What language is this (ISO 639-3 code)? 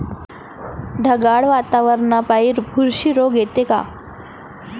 mar